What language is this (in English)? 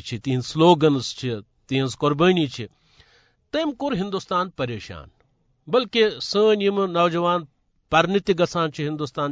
Urdu